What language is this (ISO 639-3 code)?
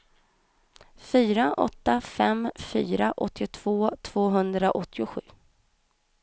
swe